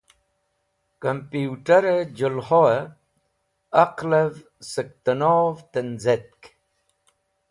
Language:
Wakhi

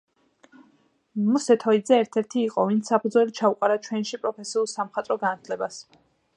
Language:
Georgian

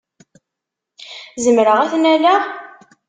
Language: Kabyle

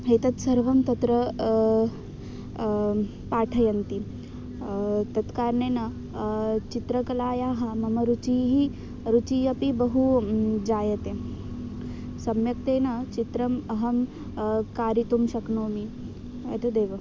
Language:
Sanskrit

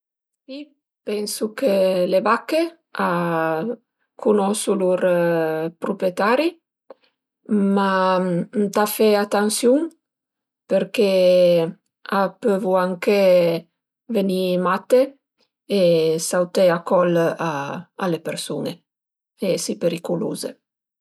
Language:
Piedmontese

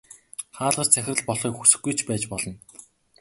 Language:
Mongolian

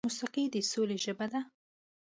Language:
Pashto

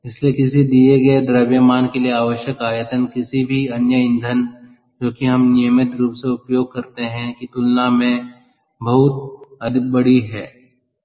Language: Hindi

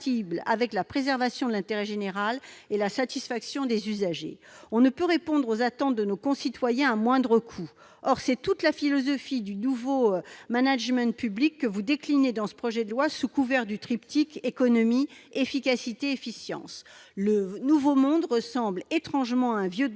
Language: French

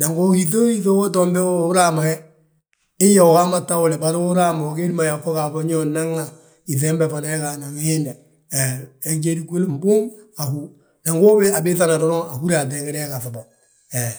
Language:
Balanta-Ganja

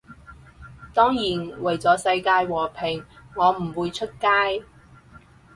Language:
Cantonese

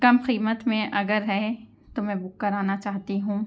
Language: Urdu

